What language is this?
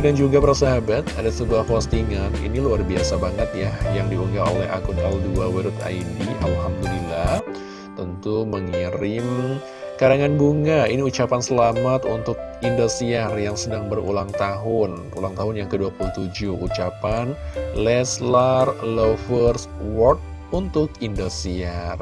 Indonesian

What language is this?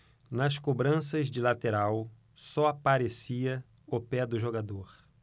Portuguese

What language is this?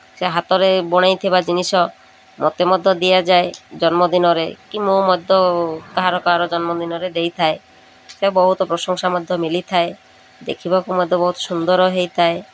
Odia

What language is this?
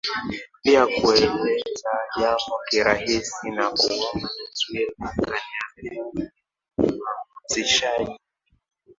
Swahili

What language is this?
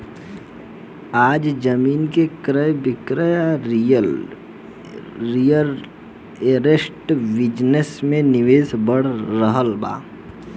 Bhojpuri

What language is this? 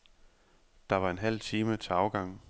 Danish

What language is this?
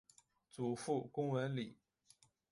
Chinese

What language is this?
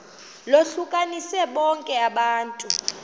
Xhosa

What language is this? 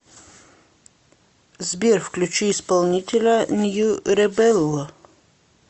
Russian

